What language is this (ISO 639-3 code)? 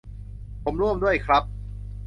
tha